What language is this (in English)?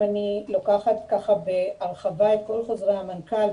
Hebrew